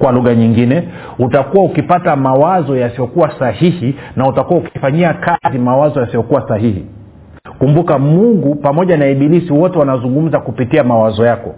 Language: Swahili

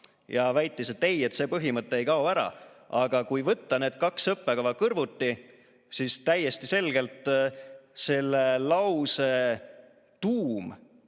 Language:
Estonian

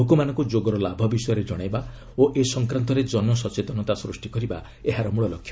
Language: Odia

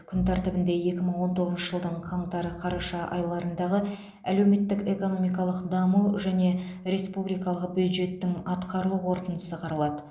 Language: Kazakh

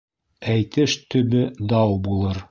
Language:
Bashkir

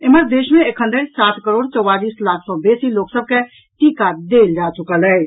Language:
Maithili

